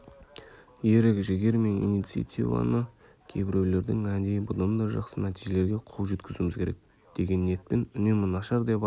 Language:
Kazakh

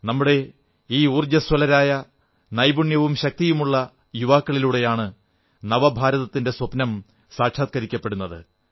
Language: Malayalam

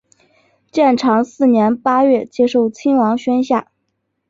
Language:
Chinese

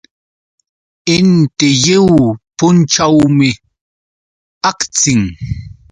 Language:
Yauyos Quechua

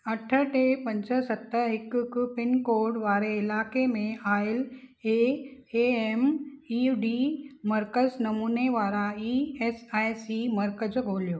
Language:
Sindhi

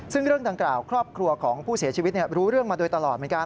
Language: Thai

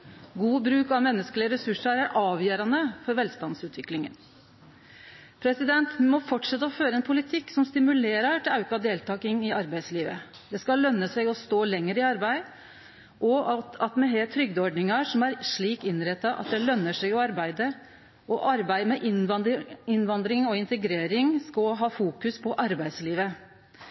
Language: Norwegian Nynorsk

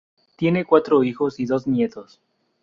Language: Spanish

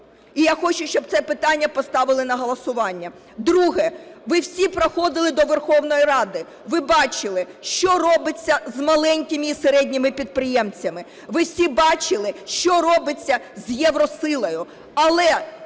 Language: Ukrainian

